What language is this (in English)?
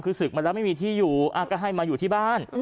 Thai